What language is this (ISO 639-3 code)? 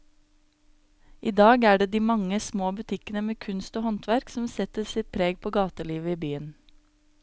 nor